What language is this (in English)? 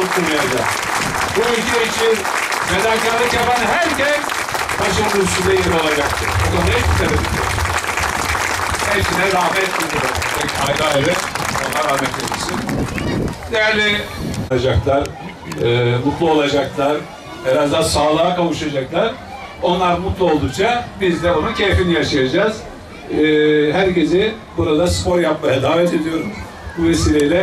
Turkish